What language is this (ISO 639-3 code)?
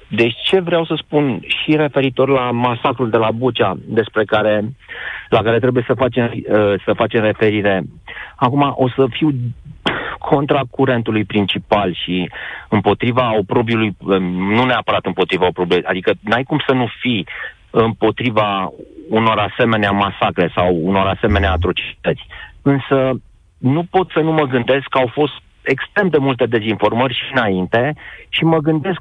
ron